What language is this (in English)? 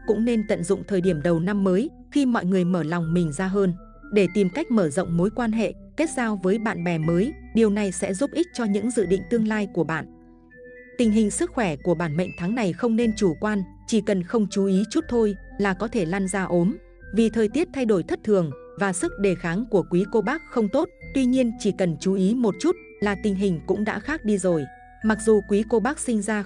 Vietnamese